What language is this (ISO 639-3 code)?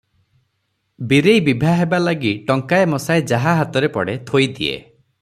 ori